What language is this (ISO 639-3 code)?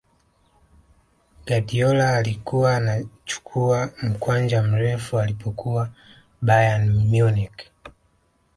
swa